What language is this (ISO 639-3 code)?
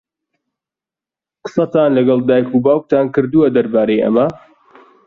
ckb